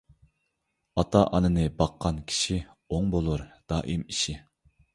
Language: Uyghur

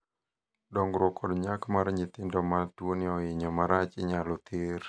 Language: Luo (Kenya and Tanzania)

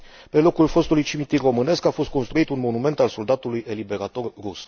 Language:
Romanian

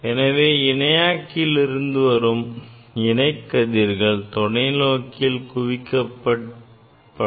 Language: Tamil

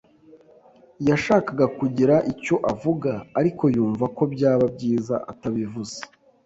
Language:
Kinyarwanda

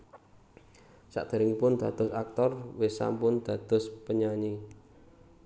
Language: Javanese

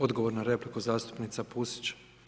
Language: Croatian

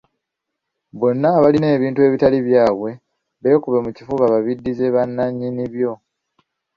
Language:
Ganda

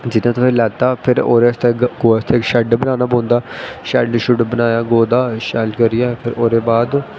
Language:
Dogri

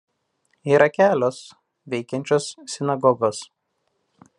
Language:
Lithuanian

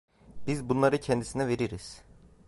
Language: Turkish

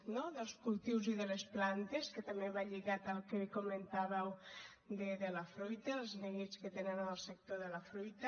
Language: Catalan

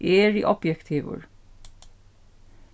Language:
Faroese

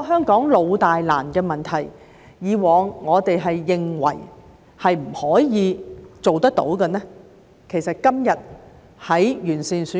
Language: Cantonese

